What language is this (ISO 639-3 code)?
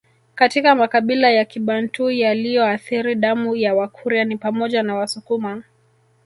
swa